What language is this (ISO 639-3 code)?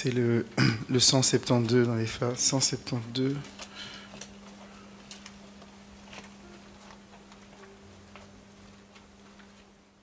fra